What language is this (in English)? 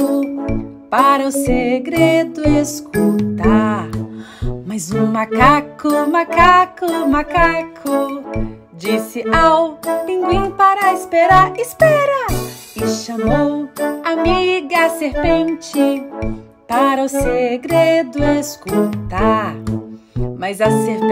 Portuguese